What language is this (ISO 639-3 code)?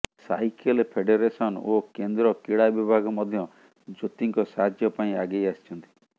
ori